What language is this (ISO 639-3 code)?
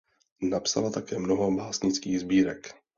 ces